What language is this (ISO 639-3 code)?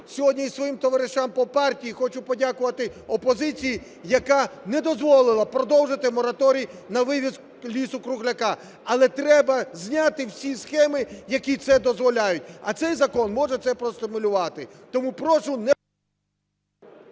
ukr